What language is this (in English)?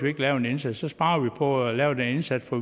Danish